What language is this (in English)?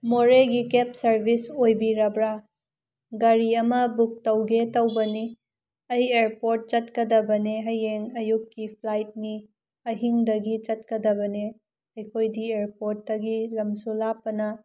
Manipuri